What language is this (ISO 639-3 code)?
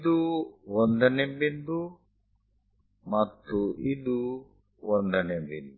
kan